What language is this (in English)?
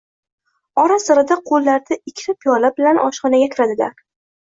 Uzbek